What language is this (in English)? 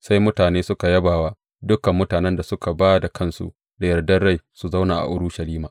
Hausa